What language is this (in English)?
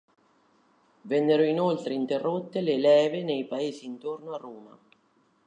Italian